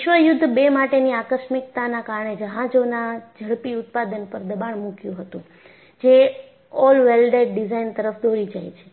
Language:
Gujarati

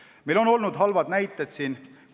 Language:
Estonian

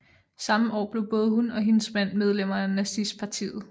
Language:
Danish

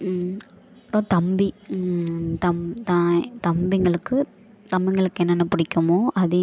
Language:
Tamil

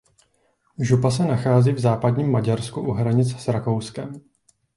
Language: Czech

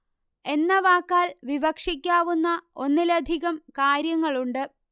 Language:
Malayalam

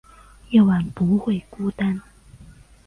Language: Chinese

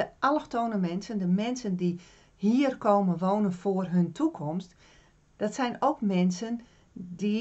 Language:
Dutch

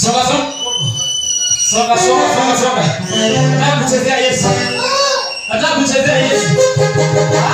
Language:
Arabic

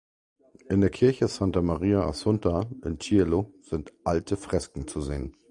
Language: German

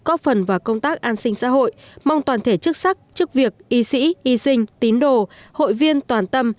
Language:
Vietnamese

